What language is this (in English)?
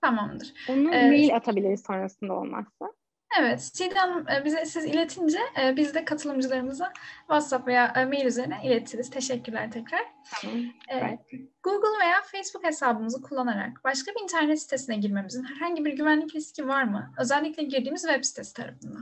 Turkish